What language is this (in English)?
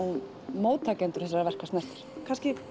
Icelandic